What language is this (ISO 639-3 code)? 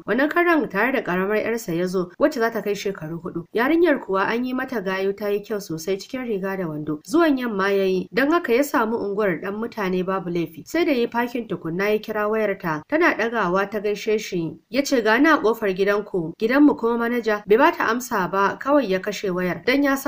ara